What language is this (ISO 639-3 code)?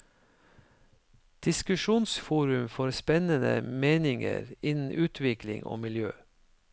nor